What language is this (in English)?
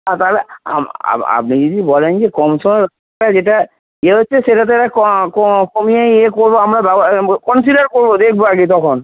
Bangla